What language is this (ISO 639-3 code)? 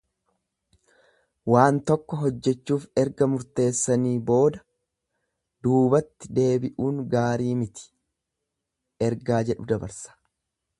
orm